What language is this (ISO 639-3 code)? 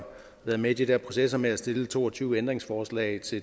dan